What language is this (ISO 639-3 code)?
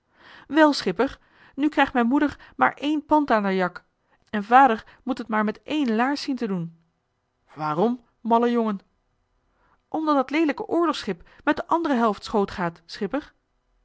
nld